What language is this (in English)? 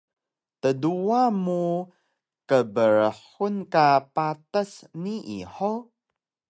Taroko